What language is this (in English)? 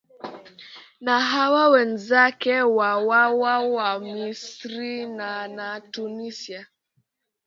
Swahili